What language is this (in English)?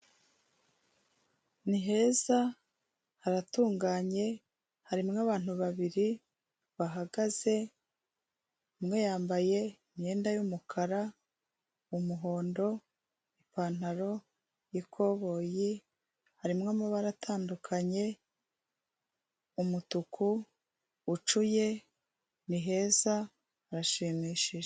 Kinyarwanda